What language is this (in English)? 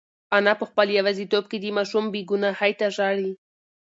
Pashto